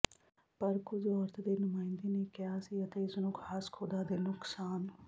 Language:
Punjabi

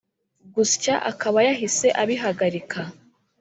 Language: Kinyarwanda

